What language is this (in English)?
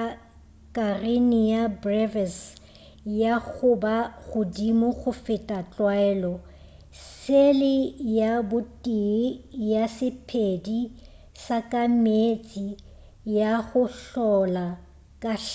Northern Sotho